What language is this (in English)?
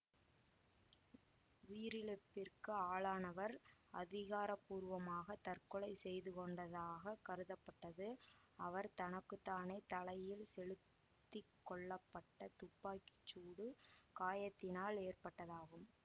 Tamil